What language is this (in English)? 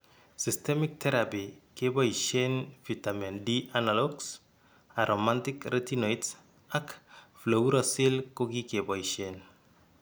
Kalenjin